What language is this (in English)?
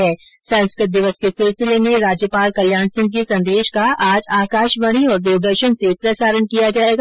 Hindi